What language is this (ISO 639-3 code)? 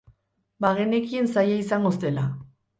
eus